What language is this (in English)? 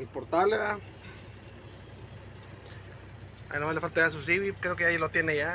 Spanish